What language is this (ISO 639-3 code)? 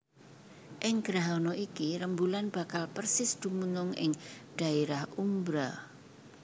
jav